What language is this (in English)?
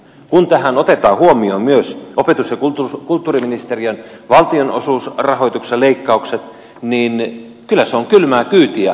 Finnish